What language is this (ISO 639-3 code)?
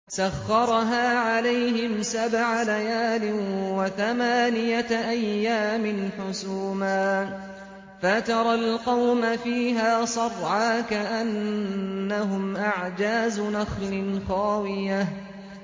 ara